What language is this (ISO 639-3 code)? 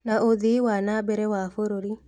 kik